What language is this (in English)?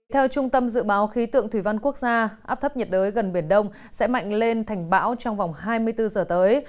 Vietnamese